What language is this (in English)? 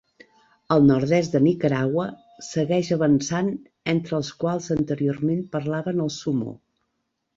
Catalan